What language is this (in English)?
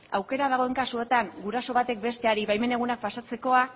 Basque